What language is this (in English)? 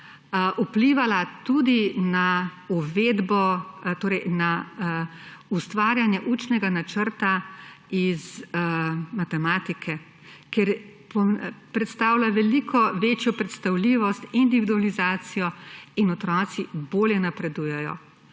Slovenian